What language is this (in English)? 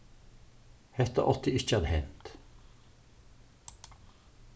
Faroese